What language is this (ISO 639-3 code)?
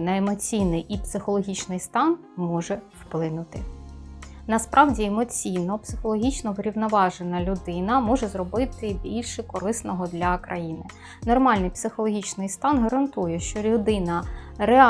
ukr